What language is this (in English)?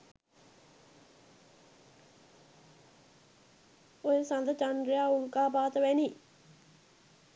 Sinhala